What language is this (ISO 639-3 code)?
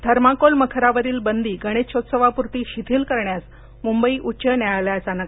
mar